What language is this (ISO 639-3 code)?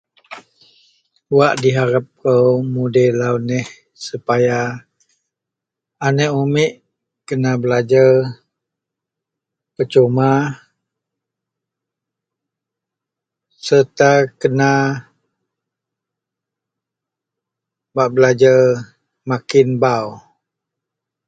mel